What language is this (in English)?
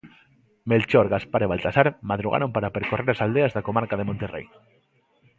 Galician